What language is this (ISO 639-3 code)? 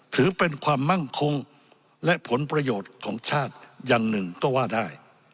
tha